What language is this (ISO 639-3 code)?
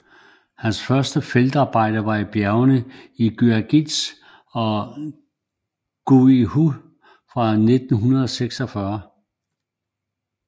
dan